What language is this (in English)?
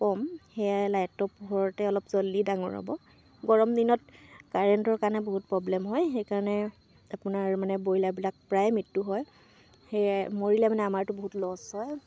Assamese